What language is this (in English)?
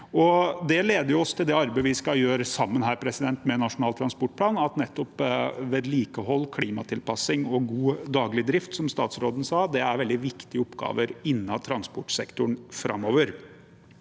Norwegian